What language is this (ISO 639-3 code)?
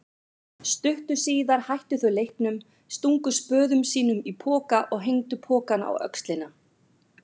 isl